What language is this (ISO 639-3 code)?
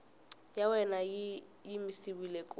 tso